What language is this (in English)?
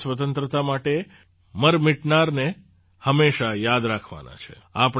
Gujarati